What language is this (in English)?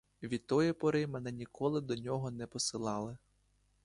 Ukrainian